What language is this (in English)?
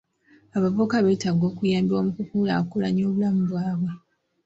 Ganda